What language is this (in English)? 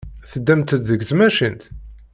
Kabyle